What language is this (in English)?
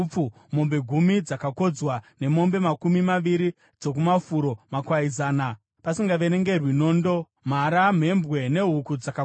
Shona